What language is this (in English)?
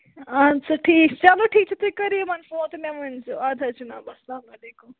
Kashmiri